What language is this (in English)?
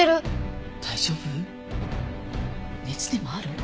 Japanese